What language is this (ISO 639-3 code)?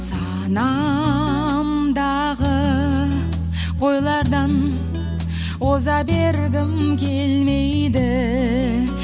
kaz